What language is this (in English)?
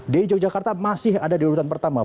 Indonesian